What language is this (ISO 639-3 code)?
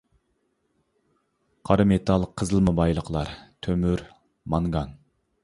uig